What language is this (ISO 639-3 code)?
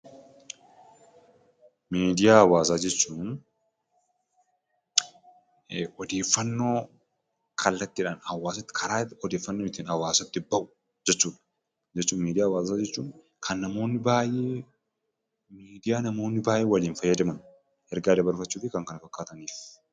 orm